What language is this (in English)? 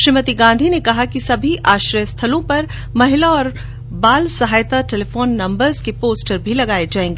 Hindi